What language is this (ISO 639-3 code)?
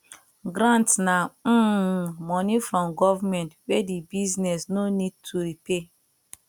pcm